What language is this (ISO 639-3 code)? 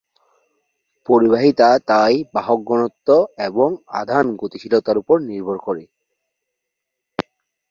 ben